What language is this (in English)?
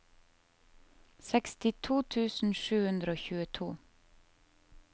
Norwegian